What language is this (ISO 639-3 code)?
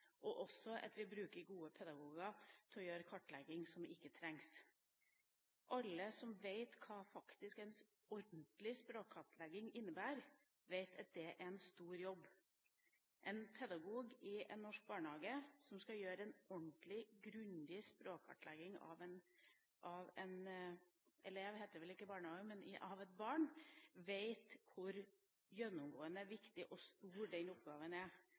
nob